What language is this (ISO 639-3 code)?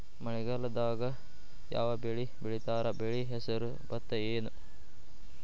kan